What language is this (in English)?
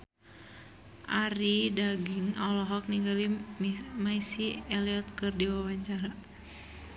Sundanese